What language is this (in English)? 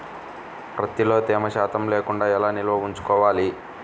Telugu